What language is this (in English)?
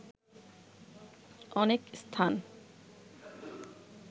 Bangla